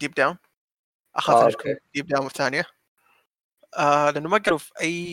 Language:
Arabic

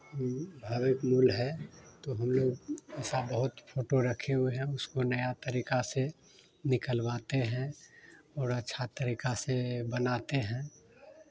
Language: Hindi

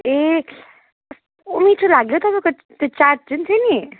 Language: Nepali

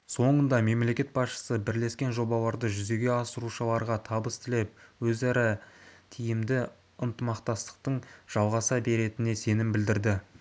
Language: Kazakh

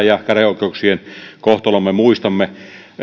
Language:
Finnish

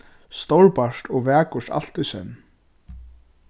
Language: Faroese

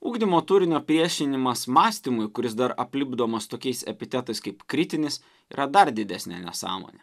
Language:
Lithuanian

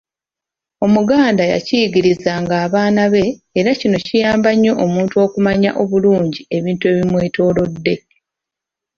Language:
Ganda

